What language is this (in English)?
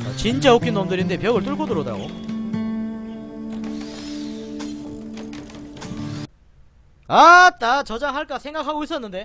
Korean